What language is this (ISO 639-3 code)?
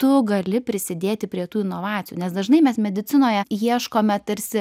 lit